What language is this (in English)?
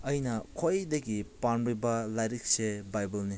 Manipuri